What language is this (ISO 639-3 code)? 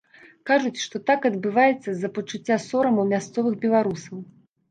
bel